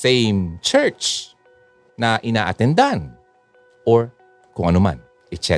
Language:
Filipino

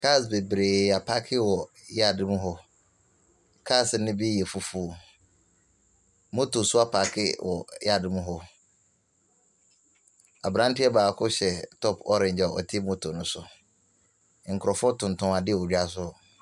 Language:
Akan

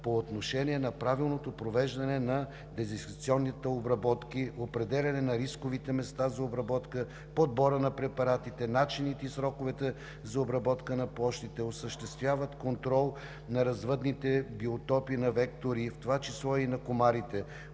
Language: Bulgarian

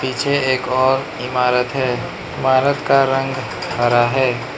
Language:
Hindi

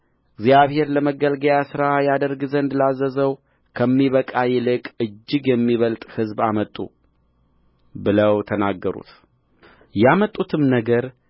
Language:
Amharic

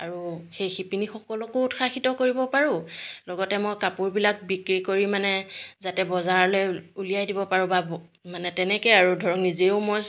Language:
Assamese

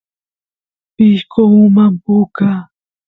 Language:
Santiago del Estero Quichua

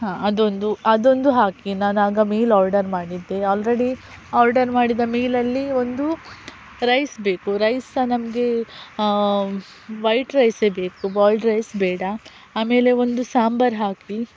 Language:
Kannada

